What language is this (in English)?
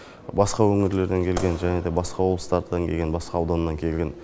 Kazakh